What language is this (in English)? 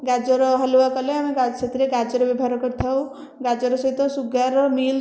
Odia